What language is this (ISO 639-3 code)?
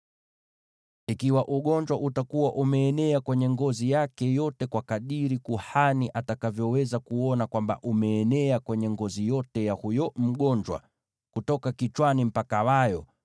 swa